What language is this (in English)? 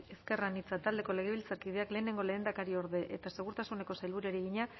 Basque